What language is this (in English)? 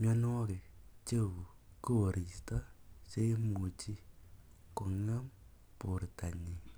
Kalenjin